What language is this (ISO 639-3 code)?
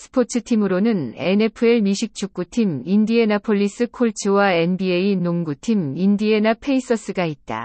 kor